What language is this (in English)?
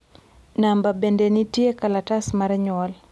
Luo (Kenya and Tanzania)